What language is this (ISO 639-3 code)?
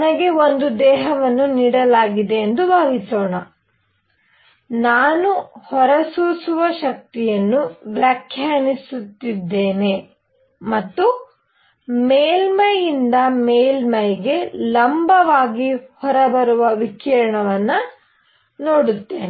kan